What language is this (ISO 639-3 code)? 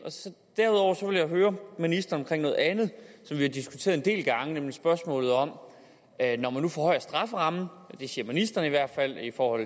dan